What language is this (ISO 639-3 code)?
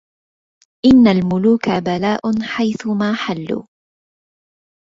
ara